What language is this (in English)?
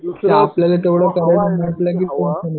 Marathi